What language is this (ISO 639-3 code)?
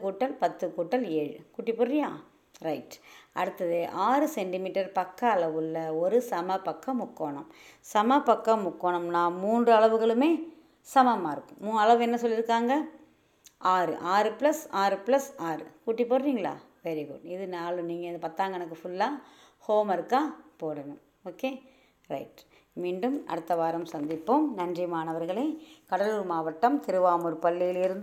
tam